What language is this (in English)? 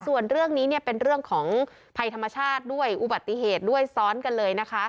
Thai